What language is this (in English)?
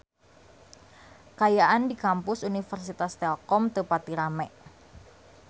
Sundanese